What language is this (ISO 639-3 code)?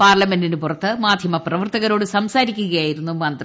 mal